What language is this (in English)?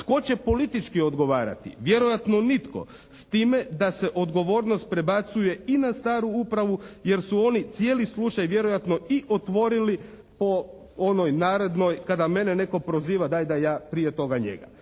Croatian